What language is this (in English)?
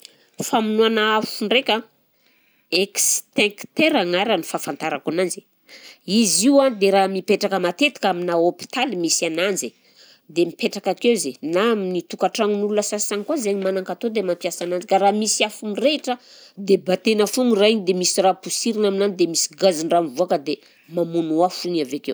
Southern Betsimisaraka Malagasy